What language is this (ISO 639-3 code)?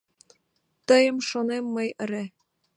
chm